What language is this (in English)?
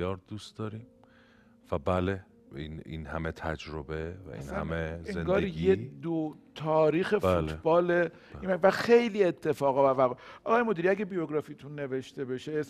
Persian